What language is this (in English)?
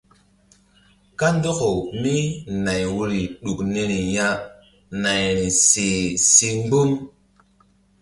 Mbum